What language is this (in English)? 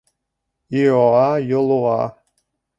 Bashkir